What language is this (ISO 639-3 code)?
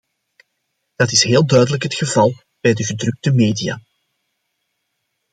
nld